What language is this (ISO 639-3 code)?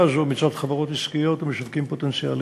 heb